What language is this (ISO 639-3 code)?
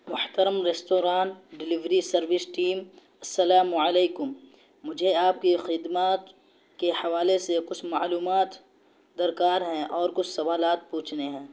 urd